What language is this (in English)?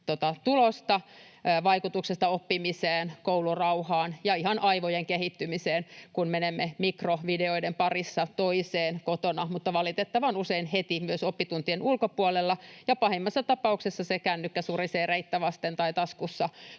Finnish